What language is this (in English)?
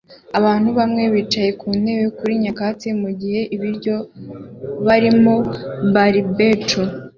Kinyarwanda